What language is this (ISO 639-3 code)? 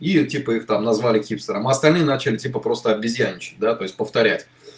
rus